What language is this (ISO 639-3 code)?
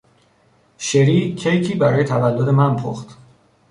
fas